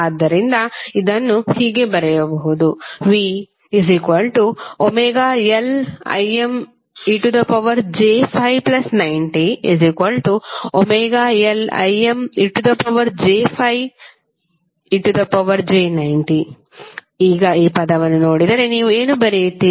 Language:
Kannada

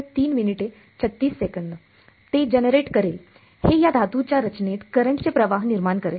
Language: Marathi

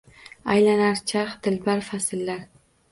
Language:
Uzbek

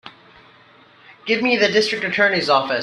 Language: English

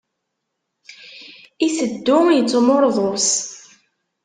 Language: Kabyle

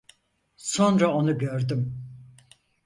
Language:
Turkish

